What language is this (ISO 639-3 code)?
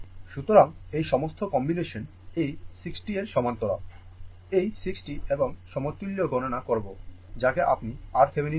ben